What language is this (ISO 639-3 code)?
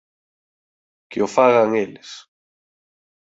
glg